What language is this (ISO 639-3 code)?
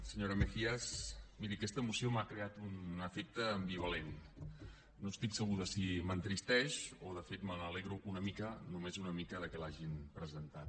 cat